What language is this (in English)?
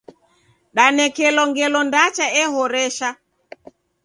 Taita